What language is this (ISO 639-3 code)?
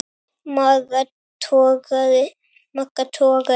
isl